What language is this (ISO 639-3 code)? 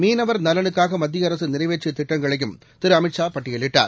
tam